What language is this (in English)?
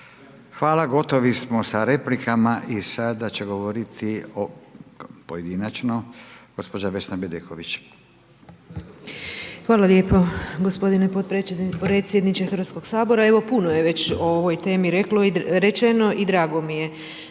Croatian